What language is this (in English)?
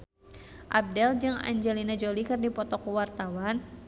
Sundanese